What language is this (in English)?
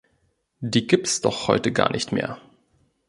German